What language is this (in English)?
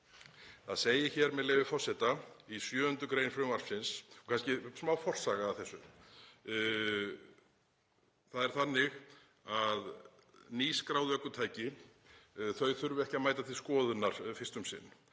Icelandic